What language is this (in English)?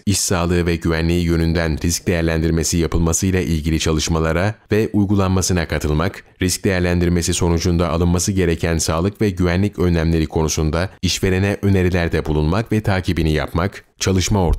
Turkish